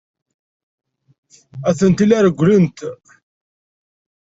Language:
Kabyle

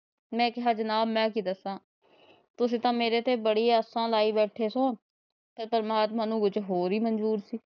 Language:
Punjabi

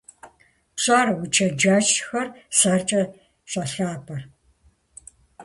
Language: Kabardian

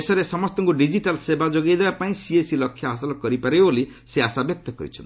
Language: Odia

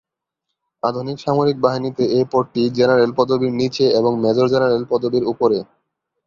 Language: Bangla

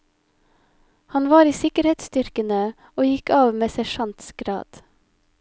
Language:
Norwegian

